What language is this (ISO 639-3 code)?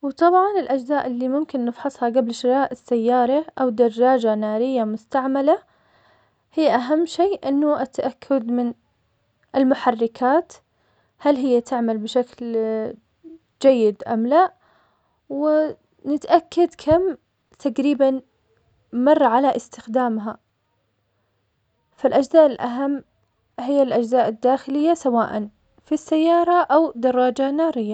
acx